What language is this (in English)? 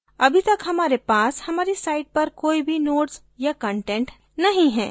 Hindi